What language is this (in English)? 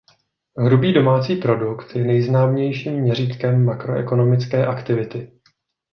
Czech